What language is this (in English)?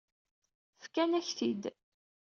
Kabyle